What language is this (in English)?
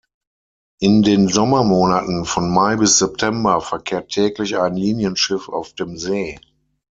German